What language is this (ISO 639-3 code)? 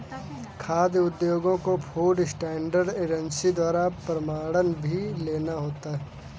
hin